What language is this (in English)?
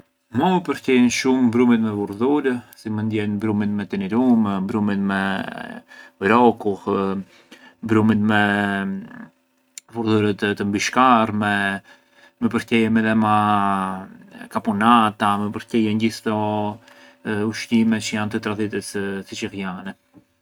Arbëreshë Albanian